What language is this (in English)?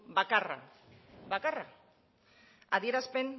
Basque